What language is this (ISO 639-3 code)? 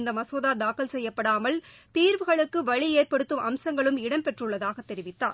tam